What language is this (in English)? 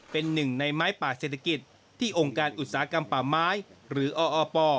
Thai